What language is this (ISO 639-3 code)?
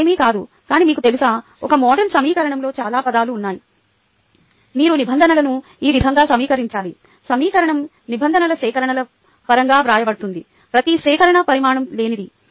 tel